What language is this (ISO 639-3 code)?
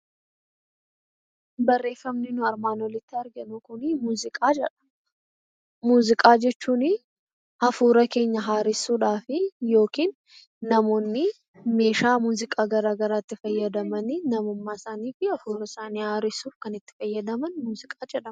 orm